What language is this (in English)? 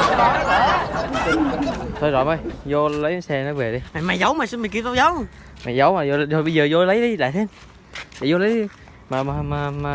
Vietnamese